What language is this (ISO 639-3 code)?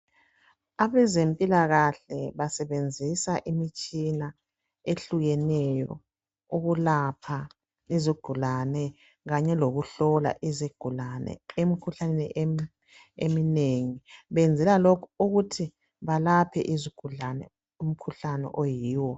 nde